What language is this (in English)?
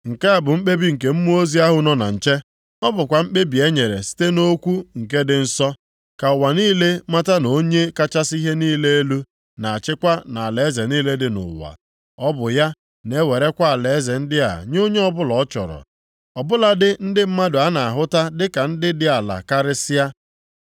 Igbo